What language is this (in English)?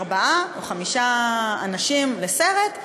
Hebrew